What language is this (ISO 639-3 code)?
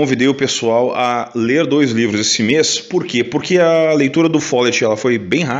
por